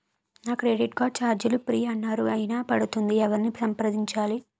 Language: Telugu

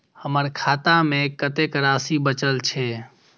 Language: Maithili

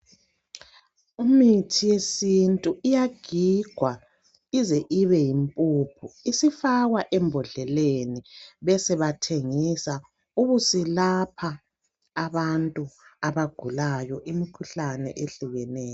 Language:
North Ndebele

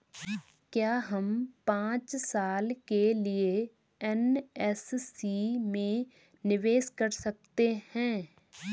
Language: Hindi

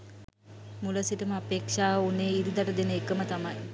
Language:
Sinhala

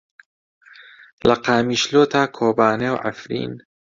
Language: Central Kurdish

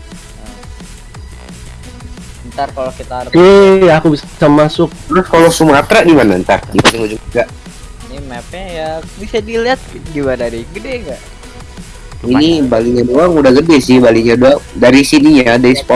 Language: Indonesian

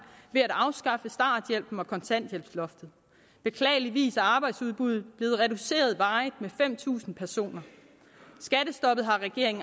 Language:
Danish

